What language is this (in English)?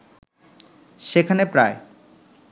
Bangla